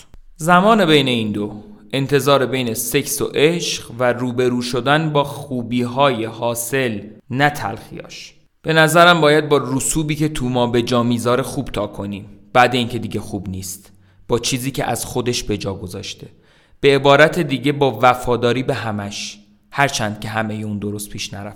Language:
Persian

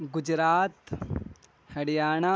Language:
Urdu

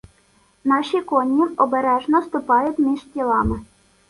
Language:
Ukrainian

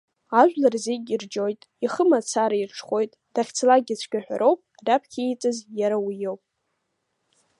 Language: Abkhazian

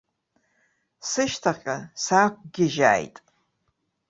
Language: Abkhazian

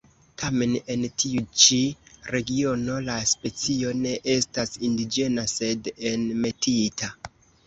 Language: Esperanto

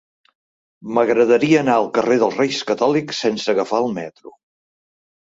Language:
Catalan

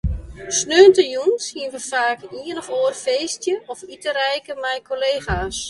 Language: Western Frisian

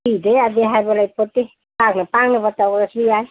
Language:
Manipuri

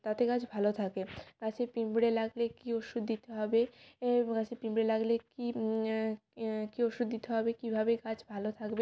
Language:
Bangla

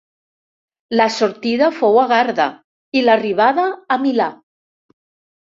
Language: Catalan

